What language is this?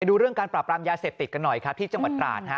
Thai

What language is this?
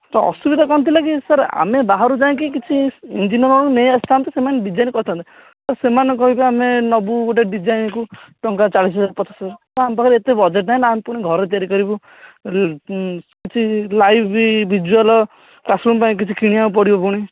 Odia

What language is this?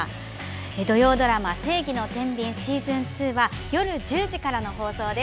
Japanese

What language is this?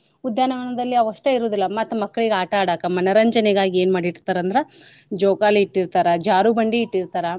Kannada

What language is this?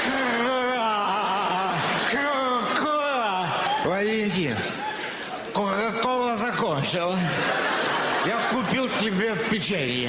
Russian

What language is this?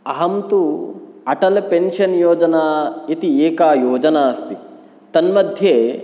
Sanskrit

